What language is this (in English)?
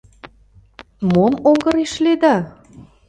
Mari